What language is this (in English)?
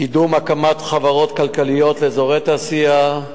Hebrew